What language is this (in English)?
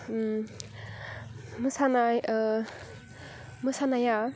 Bodo